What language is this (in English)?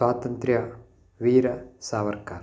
Sanskrit